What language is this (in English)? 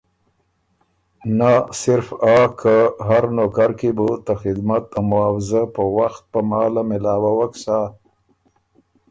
Ormuri